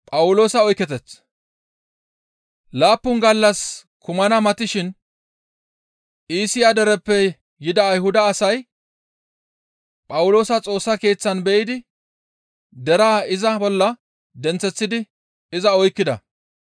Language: Gamo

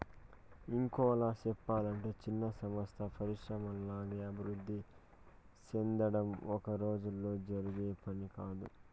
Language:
Telugu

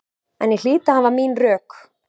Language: Icelandic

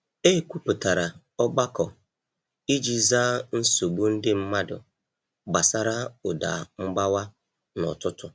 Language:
Igbo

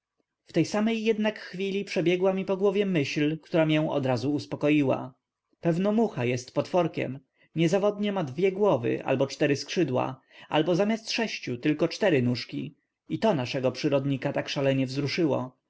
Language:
Polish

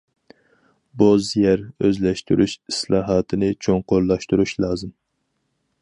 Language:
Uyghur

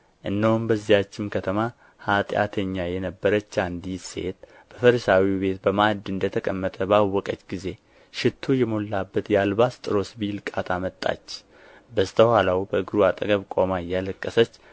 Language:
Amharic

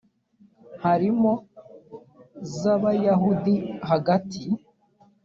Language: Kinyarwanda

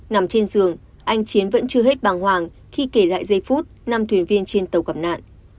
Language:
Vietnamese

